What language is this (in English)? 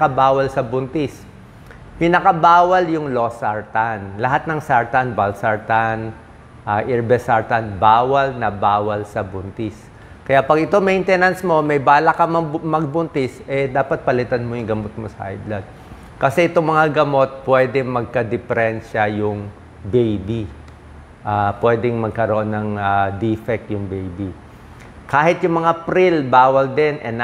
Filipino